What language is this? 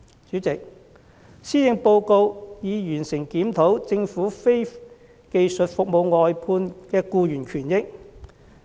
Cantonese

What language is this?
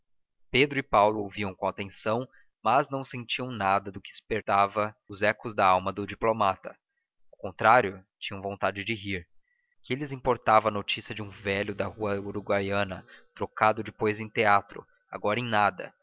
Portuguese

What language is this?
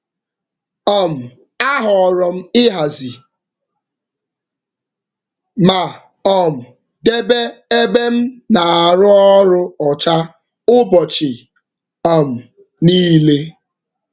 Igbo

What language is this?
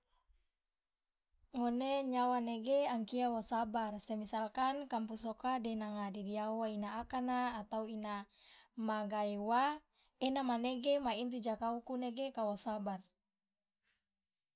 Loloda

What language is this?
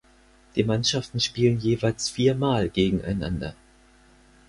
German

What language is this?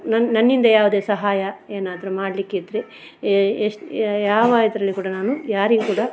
Kannada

